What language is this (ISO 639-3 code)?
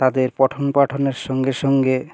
ben